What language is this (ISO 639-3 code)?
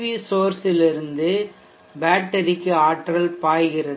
tam